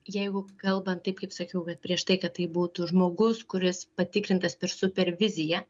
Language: Lithuanian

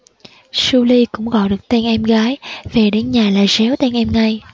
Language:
Vietnamese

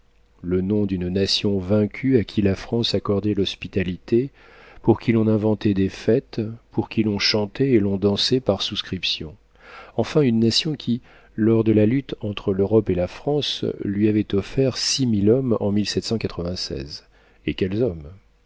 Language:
French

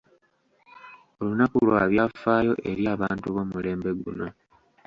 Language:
Ganda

